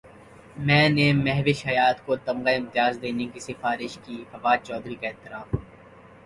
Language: Urdu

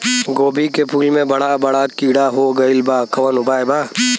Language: Bhojpuri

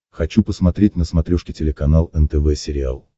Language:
Russian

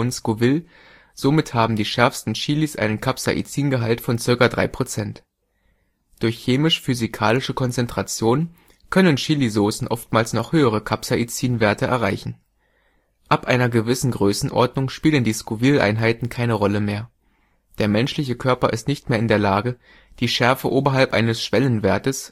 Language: German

